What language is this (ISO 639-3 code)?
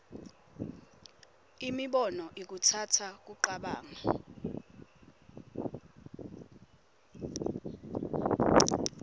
ssw